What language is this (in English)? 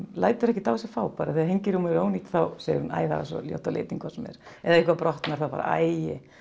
Icelandic